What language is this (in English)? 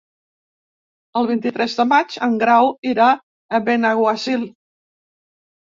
Catalan